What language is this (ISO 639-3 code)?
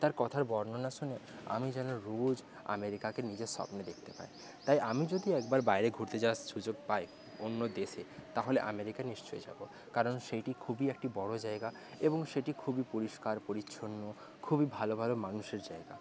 ben